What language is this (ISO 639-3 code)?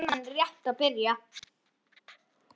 isl